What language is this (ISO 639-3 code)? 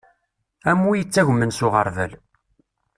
kab